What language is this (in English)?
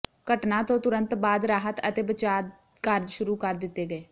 Punjabi